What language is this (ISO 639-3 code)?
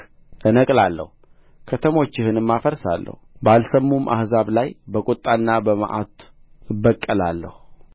amh